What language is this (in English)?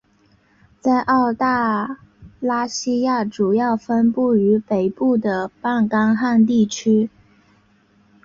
Chinese